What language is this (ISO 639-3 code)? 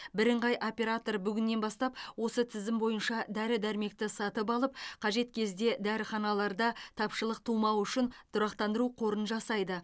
kaz